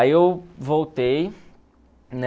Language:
Portuguese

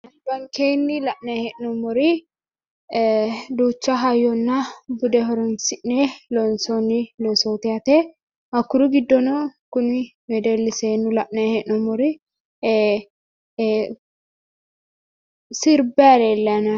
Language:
Sidamo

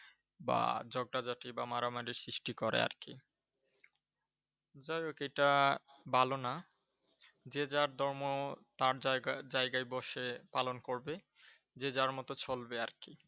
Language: Bangla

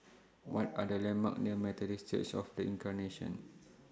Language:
English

